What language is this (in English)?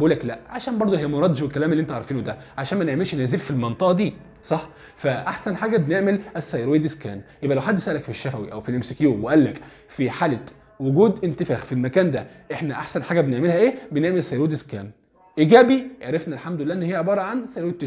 Arabic